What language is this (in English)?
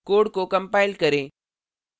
Hindi